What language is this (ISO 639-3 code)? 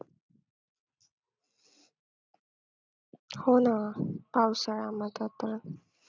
mar